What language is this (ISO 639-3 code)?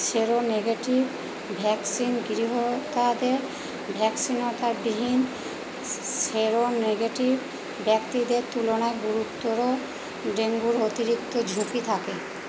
ben